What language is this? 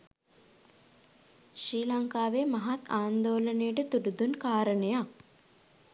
Sinhala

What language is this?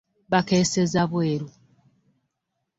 Ganda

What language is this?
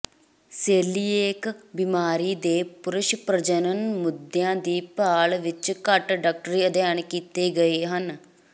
Punjabi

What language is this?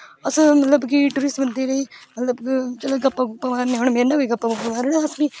Dogri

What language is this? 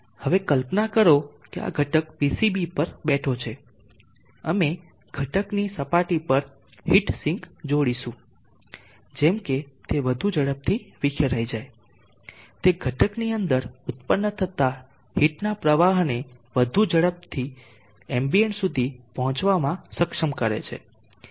Gujarati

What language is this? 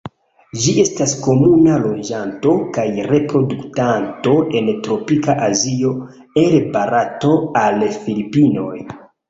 Esperanto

